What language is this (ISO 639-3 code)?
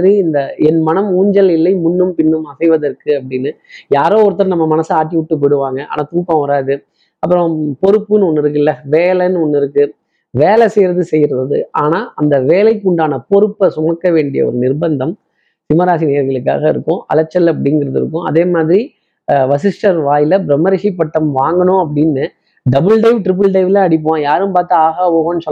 tam